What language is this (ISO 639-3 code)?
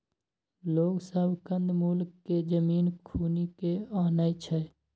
mai